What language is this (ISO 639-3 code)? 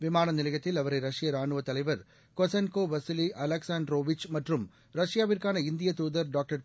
tam